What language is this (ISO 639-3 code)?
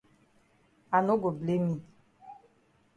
wes